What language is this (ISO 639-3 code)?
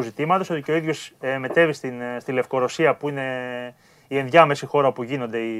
ell